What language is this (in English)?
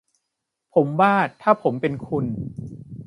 Thai